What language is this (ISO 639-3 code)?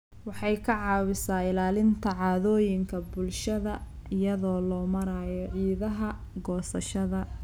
som